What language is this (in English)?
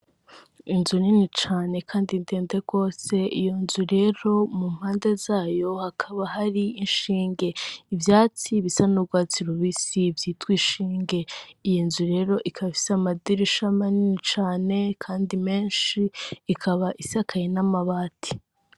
Rundi